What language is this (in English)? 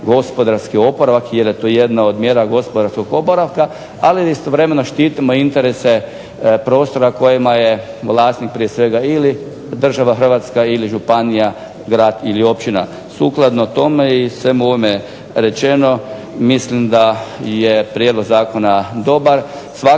Croatian